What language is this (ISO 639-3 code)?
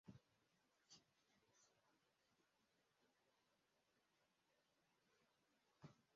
swa